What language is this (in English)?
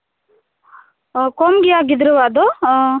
Santali